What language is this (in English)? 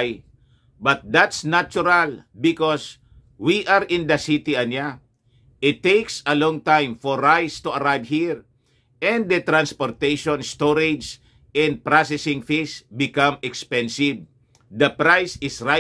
Filipino